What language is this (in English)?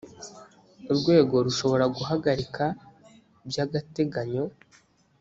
Kinyarwanda